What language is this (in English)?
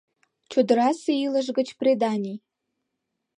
Mari